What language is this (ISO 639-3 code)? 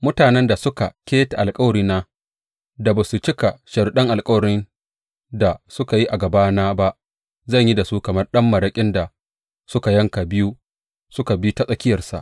hau